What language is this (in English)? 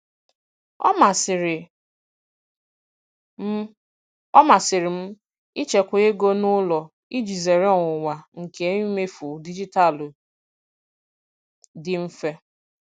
Igbo